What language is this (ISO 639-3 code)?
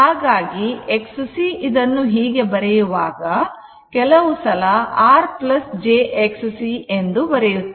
kan